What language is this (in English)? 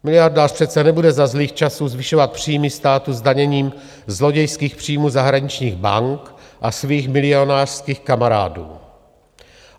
Czech